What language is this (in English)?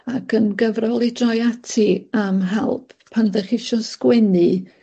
Welsh